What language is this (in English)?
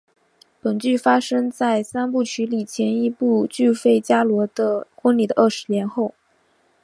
Chinese